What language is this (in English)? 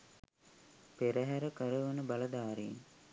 Sinhala